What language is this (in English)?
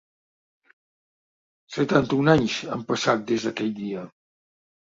Catalan